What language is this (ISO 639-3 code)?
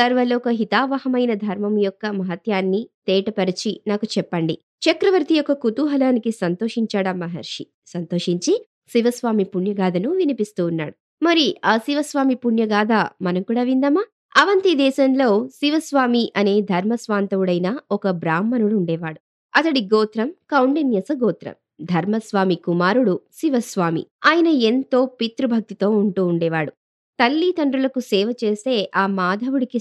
tel